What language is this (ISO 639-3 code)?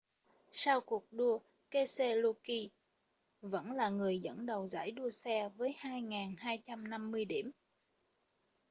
vie